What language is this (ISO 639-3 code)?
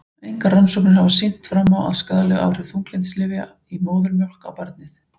isl